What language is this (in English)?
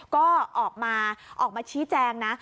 Thai